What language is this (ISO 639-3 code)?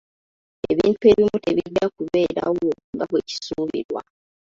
lug